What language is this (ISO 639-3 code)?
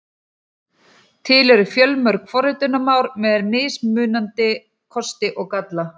isl